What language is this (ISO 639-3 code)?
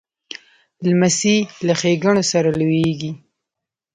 pus